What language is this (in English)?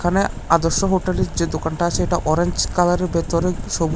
Bangla